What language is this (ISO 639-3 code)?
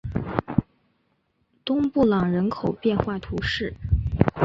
zho